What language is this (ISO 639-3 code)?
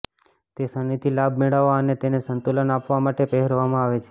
guj